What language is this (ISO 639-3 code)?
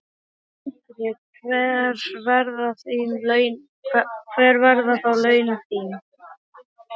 isl